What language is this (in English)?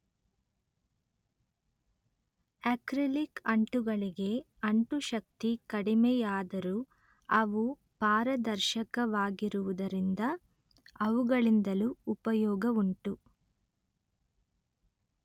Kannada